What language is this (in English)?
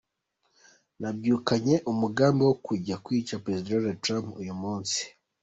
Kinyarwanda